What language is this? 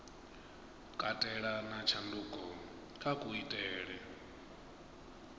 Venda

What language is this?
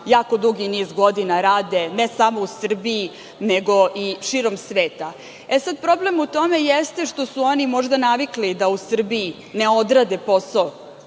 Serbian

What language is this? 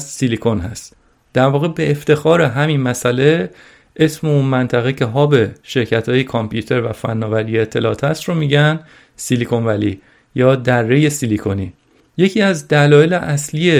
Persian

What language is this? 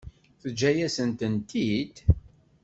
Kabyle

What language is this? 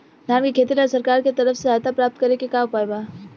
Bhojpuri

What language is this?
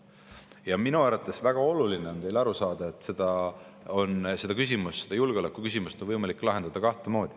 Estonian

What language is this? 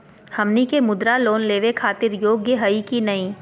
Magahi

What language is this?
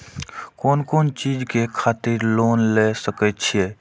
Maithili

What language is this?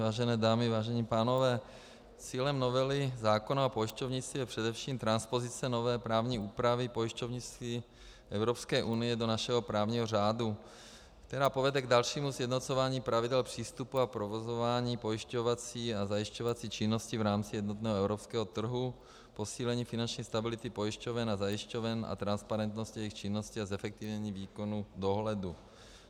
Czech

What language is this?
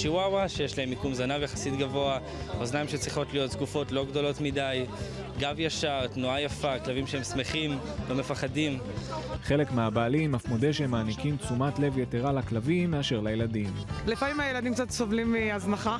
Hebrew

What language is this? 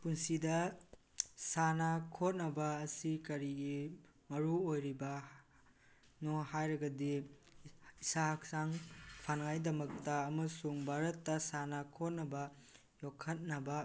Manipuri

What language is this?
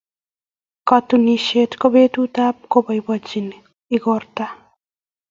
Kalenjin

